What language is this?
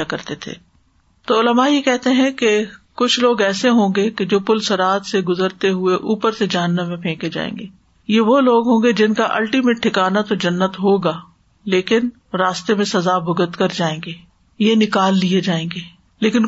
Urdu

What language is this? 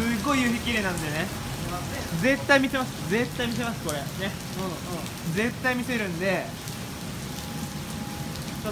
Japanese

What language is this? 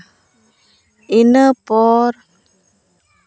Santali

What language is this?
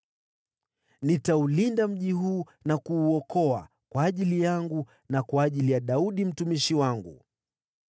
Swahili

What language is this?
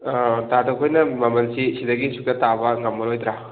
Manipuri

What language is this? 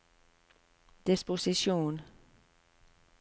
Norwegian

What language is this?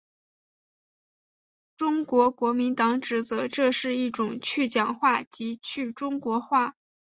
Chinese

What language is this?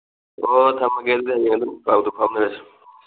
Manipuri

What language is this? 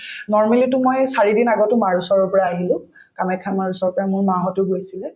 Assamese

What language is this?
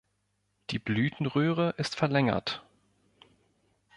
German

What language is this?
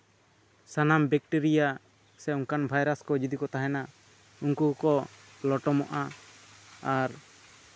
Santali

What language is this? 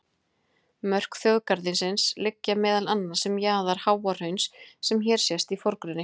Icelandic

